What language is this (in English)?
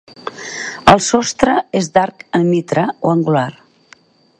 Catalan